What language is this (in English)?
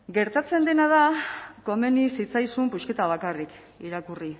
Basque